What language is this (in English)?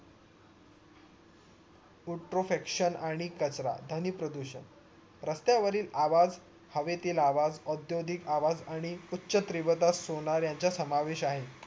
Marathi